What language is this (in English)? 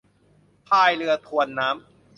Thai